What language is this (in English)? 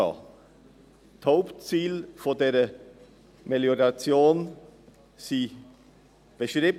Swiss German